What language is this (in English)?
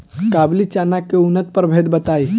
Bhojpuri